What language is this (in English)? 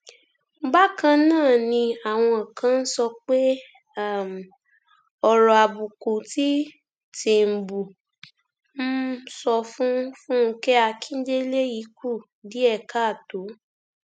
Yoruba